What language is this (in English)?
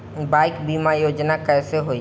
Bhojpuri